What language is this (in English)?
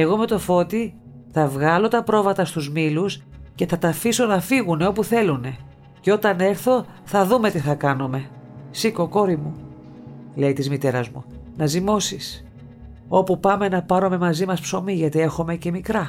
Greek